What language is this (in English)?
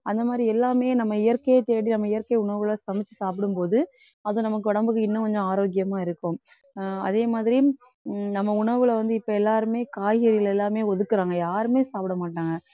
Tamil